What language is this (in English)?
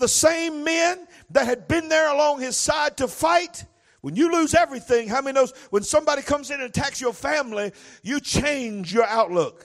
English